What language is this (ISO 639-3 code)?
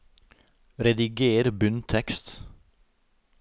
nor